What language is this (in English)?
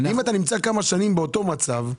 Hebrew